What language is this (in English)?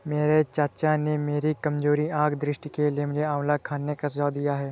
Hindi